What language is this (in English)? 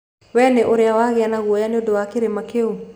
Kikuyu